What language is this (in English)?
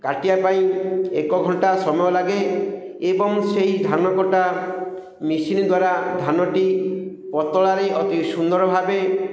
Odia